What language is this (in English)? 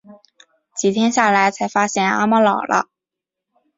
Chinese